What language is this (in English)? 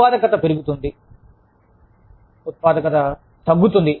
Telugu